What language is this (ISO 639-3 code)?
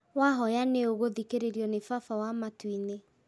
kik